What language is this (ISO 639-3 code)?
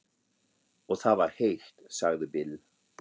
isl